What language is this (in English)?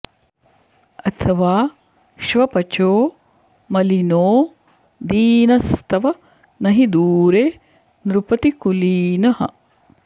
Sanskrit